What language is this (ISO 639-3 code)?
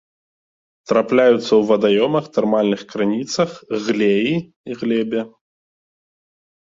bel